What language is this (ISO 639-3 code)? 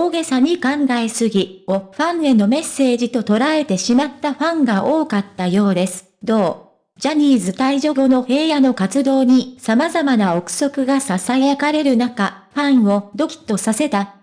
jpn